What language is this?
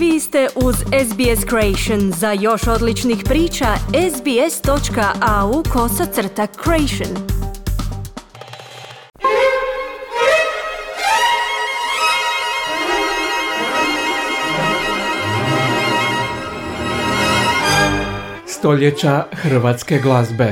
Croatian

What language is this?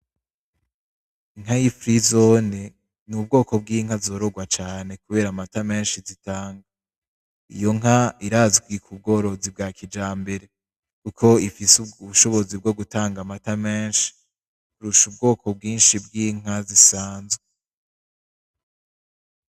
Rundi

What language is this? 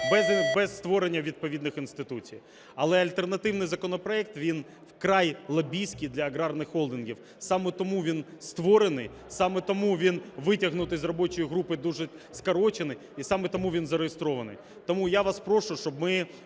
Ukrainian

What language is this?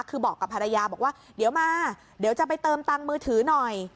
Thai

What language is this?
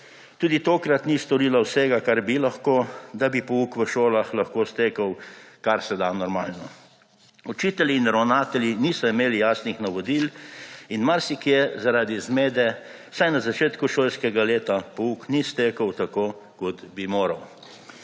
Slovenian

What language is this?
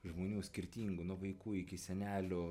Lithuanian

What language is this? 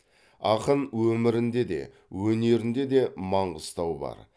Kazakh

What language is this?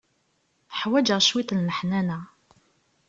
Kabyle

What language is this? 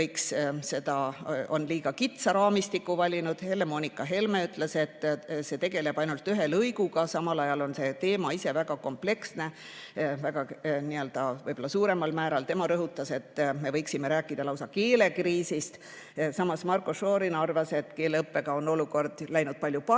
Estonian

